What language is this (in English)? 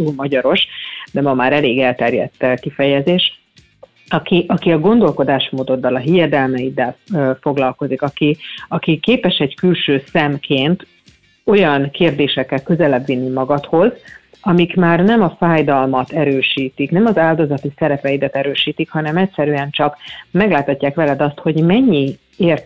Hungarian